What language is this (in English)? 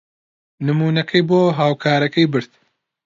Central Kurdish